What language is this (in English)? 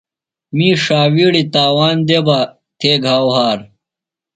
Phalura